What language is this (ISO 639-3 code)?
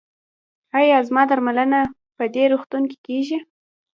pus